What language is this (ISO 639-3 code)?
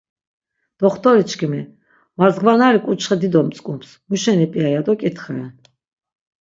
lzz